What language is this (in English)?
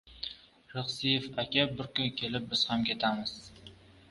Uzbek